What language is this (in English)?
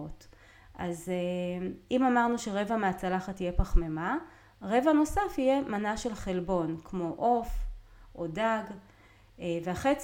Hebrew